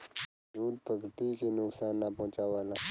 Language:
Bhojpuri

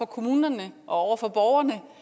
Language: Danish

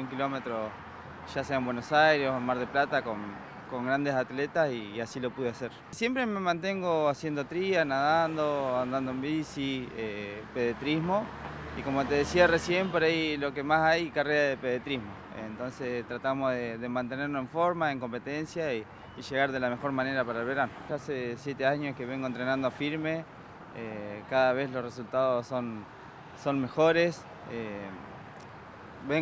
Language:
Spanish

